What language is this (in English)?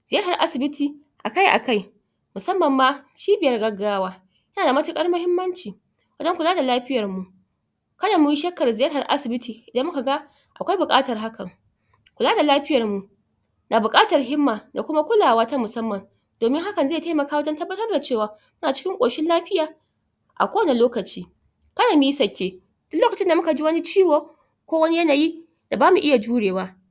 Hausa